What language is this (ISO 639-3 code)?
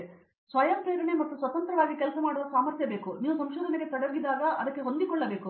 kan